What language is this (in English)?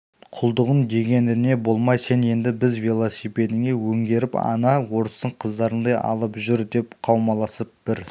Kazakh